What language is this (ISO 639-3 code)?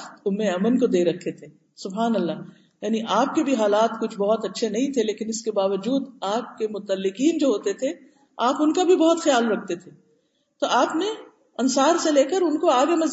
urd